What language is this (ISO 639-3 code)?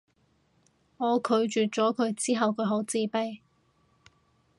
yue